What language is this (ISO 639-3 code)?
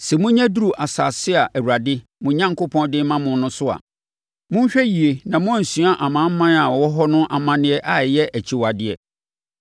aka